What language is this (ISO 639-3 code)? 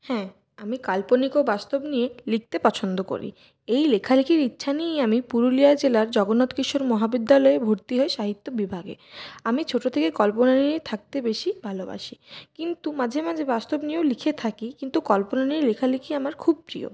ben